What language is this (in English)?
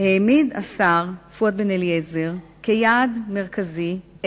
Hebrew